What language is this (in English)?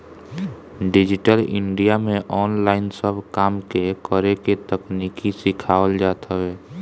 Bhojpuri